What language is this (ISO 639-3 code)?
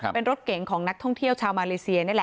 tha